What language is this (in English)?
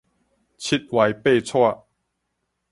Min Nan Chinese